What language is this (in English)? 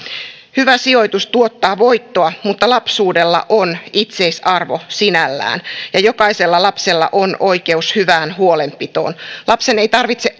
Finnish